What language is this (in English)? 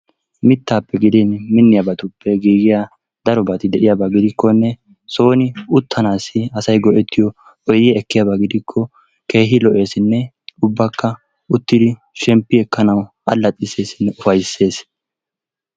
Wolaytta